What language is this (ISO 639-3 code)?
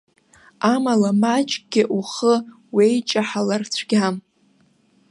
abk